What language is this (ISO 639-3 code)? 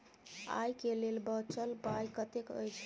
mai